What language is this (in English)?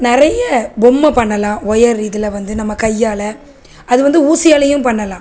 Tamil